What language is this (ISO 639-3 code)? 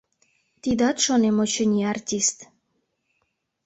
chm